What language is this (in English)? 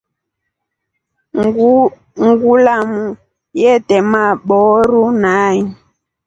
Rombo